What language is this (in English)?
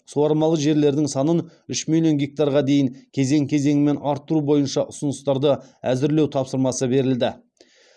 Kazakh